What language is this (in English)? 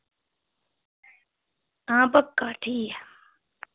Dogri